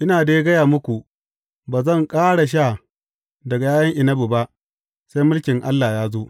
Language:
Hausa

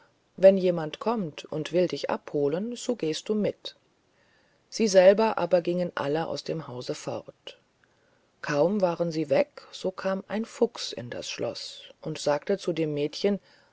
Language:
German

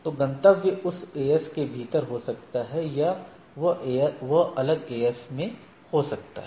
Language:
Hindi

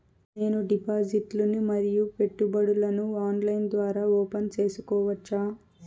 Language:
Telugu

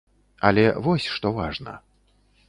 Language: Belarusian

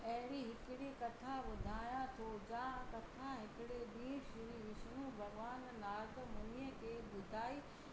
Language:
Sindhi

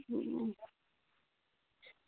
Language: Dogri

